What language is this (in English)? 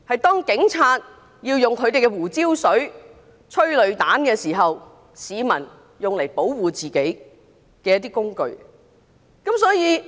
Cantonese